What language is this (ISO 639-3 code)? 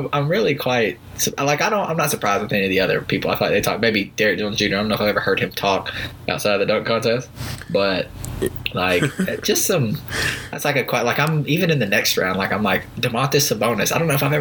eng